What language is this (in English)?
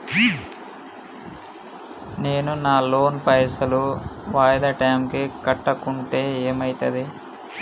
Telugu